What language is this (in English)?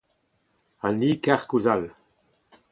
Breton